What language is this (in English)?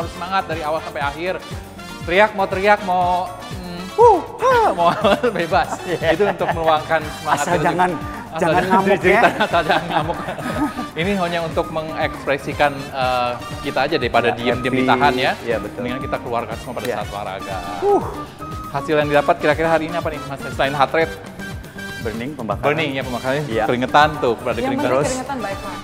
Indonesian